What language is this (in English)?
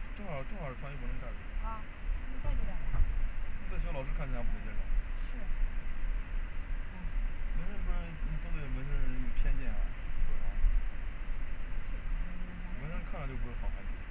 Chinese